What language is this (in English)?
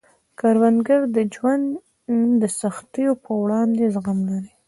Pashto